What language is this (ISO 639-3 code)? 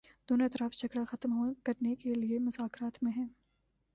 urd